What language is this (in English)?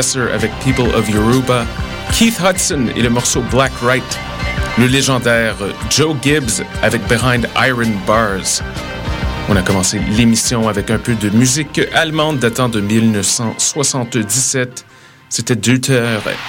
French